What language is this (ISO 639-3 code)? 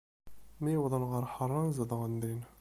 kab